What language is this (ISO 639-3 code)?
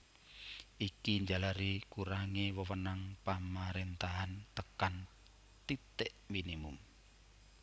jav